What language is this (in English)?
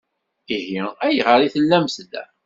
Kabyle